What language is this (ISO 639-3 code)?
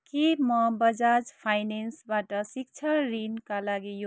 nep